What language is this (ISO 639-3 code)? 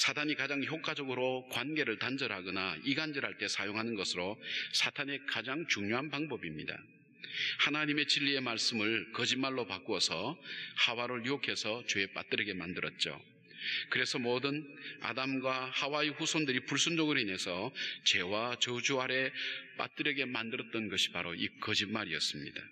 kor